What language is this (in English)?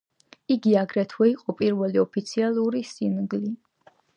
Georgian